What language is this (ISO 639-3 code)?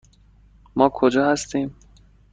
fas